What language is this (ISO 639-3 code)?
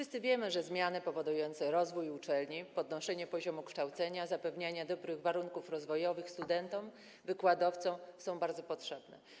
pol